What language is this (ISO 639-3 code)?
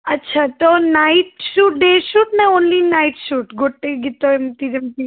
ori